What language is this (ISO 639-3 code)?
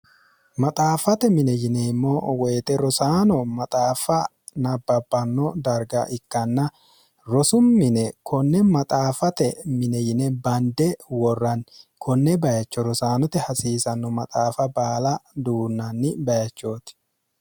sid